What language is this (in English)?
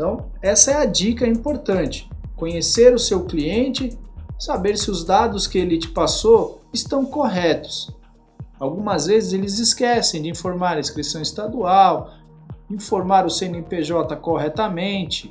Portuguese